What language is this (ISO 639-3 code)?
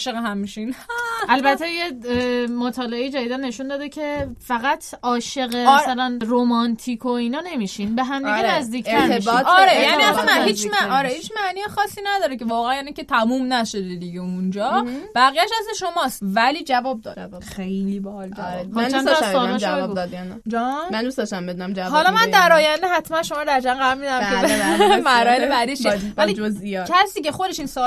fas